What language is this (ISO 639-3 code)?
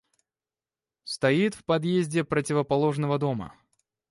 rus